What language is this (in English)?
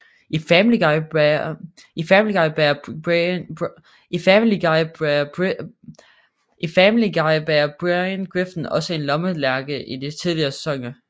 Danish